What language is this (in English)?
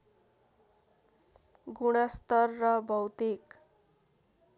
Nepali